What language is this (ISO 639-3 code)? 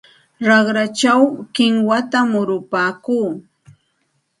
qxt